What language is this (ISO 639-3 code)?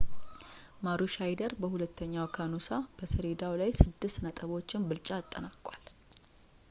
amh